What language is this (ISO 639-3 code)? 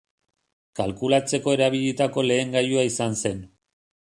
eus